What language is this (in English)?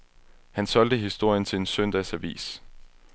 Danish